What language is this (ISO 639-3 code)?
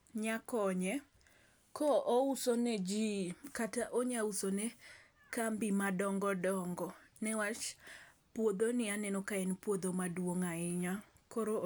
luo